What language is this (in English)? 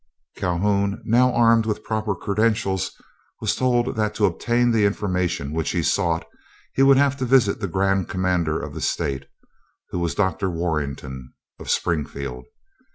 English